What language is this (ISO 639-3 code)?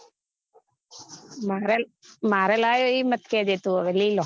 guj